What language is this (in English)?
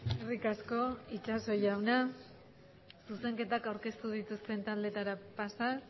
Basque